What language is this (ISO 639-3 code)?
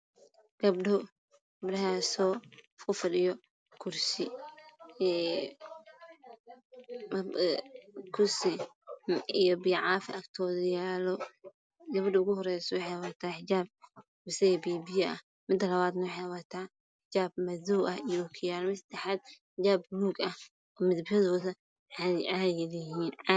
som